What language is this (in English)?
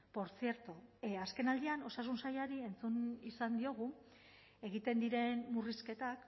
Basque